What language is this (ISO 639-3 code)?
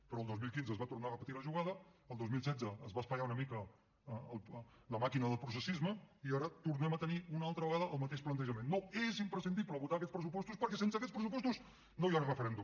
cat